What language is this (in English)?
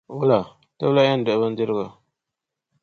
Dagbani